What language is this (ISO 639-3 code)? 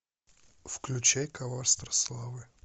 rus